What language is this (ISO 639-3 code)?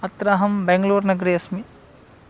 san